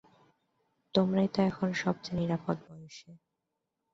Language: Bangla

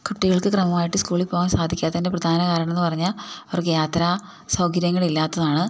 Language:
Malayalam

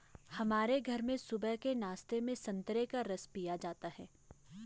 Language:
Hindi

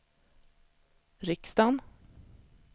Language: Swedish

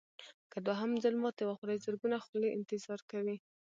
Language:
Pashto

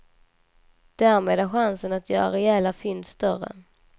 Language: Swedish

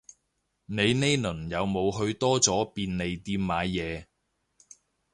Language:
Cantonese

